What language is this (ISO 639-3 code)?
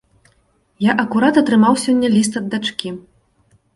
bel